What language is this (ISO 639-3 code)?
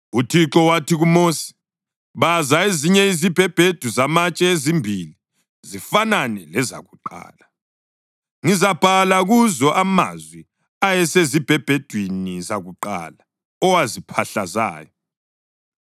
nde